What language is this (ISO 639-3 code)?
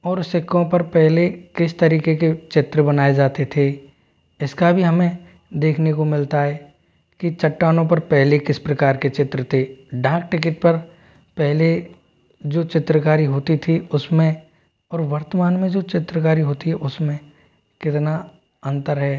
hin